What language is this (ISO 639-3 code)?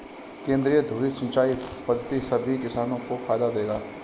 hin